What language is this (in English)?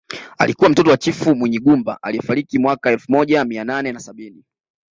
Swahili